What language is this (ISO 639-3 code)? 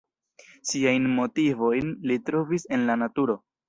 epo